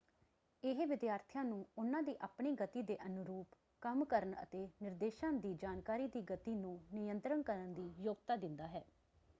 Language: Punjabi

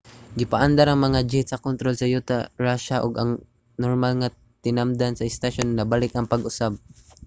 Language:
Cebuano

